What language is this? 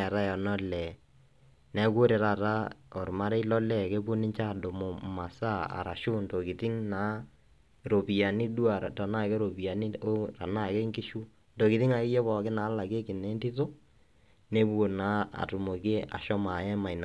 Masai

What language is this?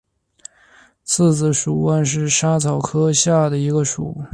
Chinese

